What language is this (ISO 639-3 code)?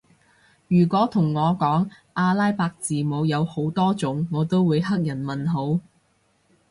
yue